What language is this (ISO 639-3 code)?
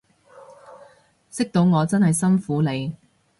yue